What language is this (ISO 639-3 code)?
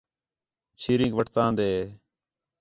xhe